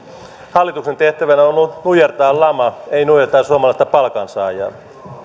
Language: Finnish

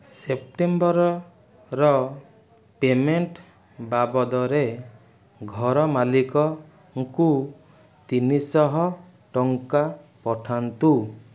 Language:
Odia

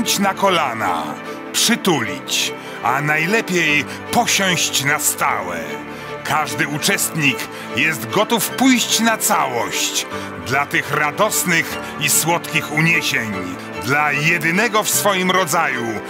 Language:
Polish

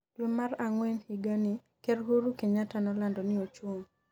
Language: Luo (Kenya and Tanzania)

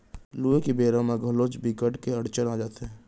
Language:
Chhattisgarhi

